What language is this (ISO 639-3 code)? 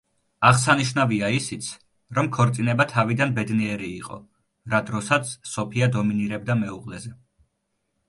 kat